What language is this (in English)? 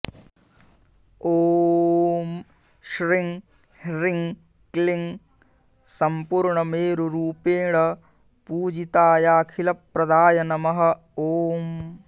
Sanskrit